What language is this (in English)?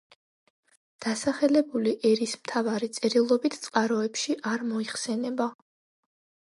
Georgian